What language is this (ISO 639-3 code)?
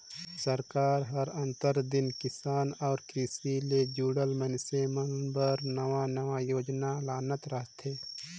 hne